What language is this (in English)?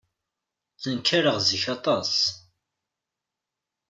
Kabyle